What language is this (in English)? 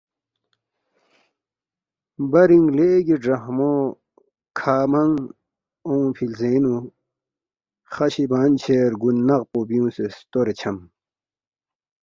Balti